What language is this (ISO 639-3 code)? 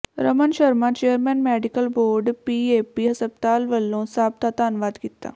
pan